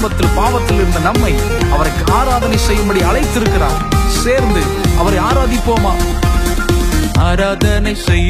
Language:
Urdu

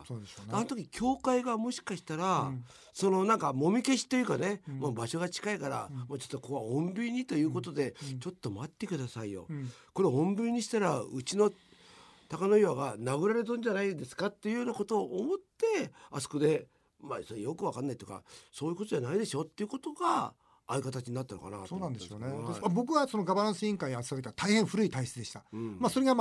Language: Japanese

